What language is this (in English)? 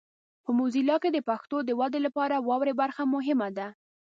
Pashto